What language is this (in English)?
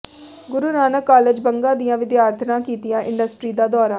Punjabi